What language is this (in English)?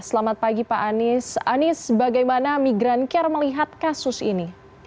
Indonesian